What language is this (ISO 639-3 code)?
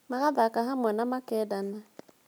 kik